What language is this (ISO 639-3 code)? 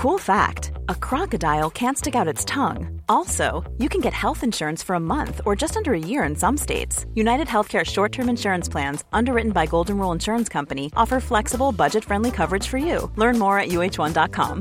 fil